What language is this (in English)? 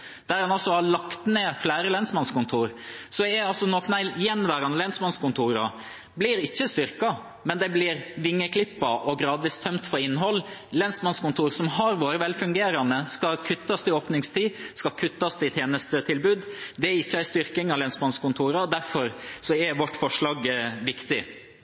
Norwegian Bokmål